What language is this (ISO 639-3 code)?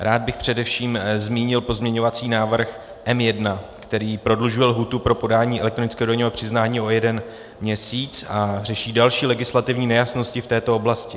ces